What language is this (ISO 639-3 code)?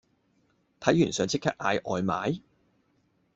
yue